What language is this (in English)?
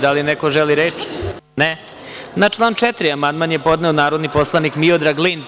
Serbian